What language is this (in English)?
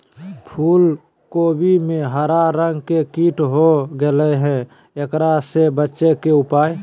Magahi